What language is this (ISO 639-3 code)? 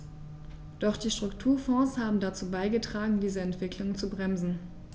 deu